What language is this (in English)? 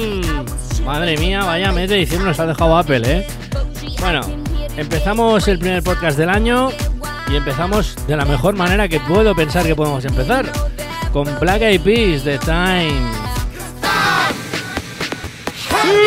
Spanish